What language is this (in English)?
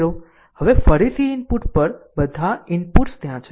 Gujarati